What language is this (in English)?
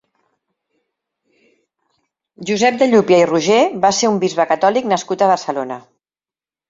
Catalan